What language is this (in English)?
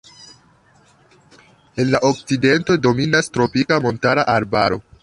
Esperanto